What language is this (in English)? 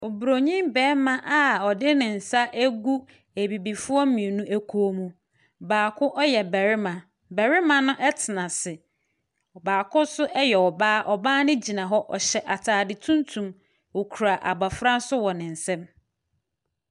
Akan